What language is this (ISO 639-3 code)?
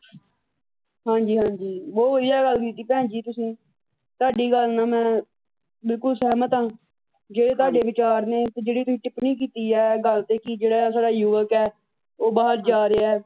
pan